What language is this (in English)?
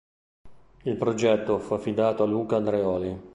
Italian